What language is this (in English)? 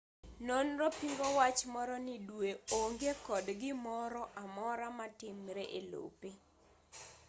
Luo (Kenya and Tanzania)